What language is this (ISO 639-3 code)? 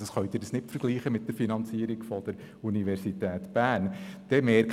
gsw